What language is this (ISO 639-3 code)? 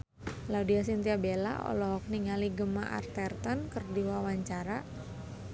sun